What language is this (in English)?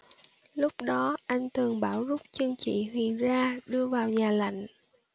Vietnamese